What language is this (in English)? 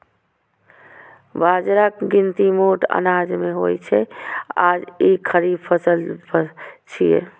Maithili